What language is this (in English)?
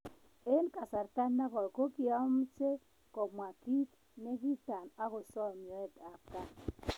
Kalenjin